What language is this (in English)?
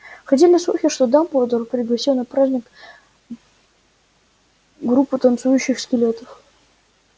Russian